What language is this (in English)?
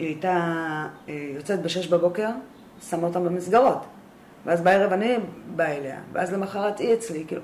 Hebrew